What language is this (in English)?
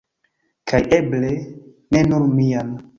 Esperanto